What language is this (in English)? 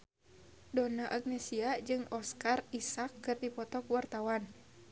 Sundanese